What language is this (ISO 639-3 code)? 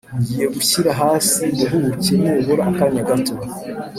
kin